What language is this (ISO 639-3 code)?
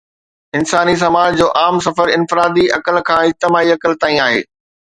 snd